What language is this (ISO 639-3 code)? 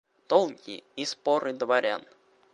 rus